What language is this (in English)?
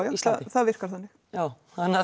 Icelandic